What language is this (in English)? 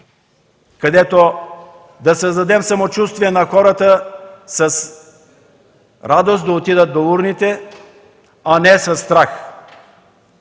Bulgarian